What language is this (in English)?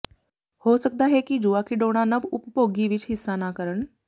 Punjabi